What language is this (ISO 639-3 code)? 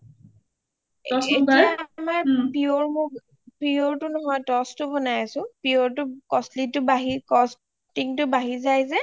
asm